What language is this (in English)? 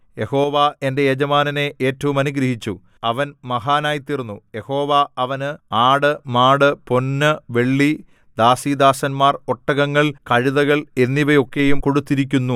Malayalam